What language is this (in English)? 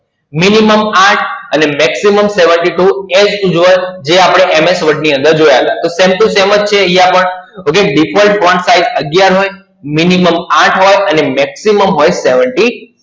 Gujarati